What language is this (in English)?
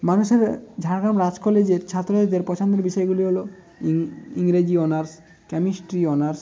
Bangla